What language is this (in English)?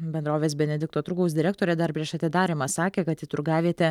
Lithuanian